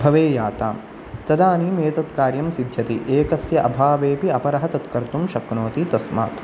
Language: Sanskrit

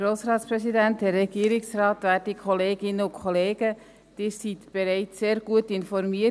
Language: Swiss German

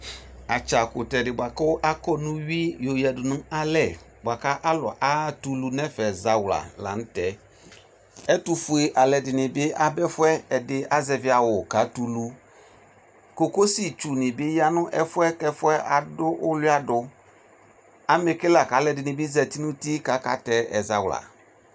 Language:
Ikposo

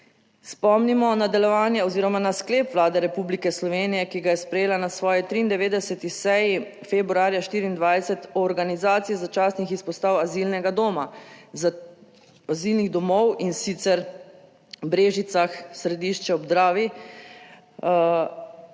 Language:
Slovenian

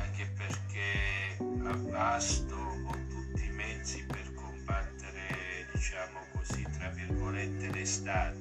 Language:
Italian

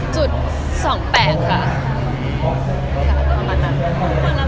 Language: Thai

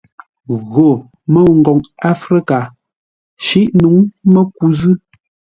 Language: Ngombale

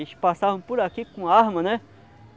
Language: Portuguese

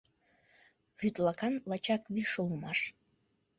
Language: Mari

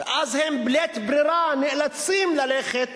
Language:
Hebrew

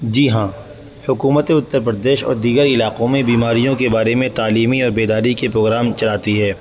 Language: Urdu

